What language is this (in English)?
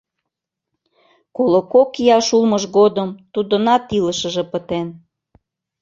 Mari